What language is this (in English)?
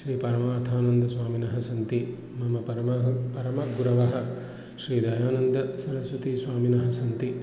Sanskrit